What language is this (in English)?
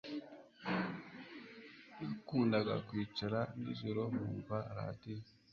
Kinyarwanda